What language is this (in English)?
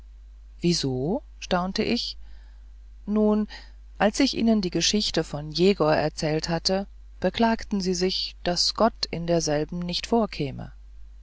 German